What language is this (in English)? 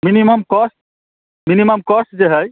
Maithili